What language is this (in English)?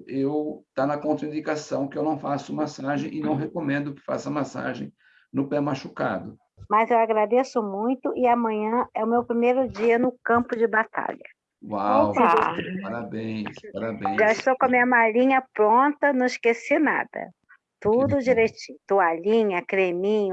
Portuguese